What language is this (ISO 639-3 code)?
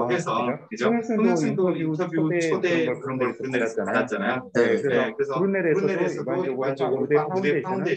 kor